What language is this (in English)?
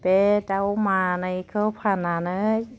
Bodo